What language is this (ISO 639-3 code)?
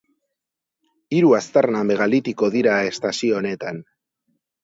eus